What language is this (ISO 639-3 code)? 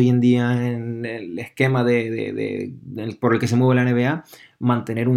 spa